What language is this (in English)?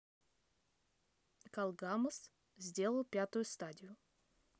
Russian